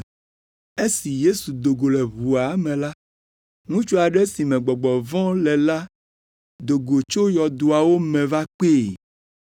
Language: Ewe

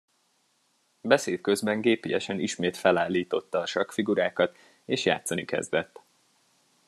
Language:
Hungarian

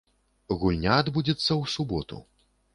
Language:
Belarusian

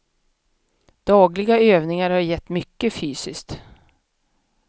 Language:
Swedish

